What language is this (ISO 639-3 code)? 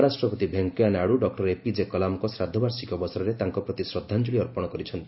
ori